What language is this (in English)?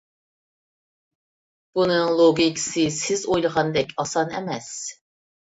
Uyghur